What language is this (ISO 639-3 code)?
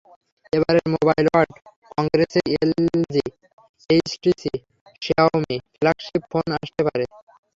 ben